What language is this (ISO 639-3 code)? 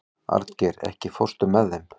isl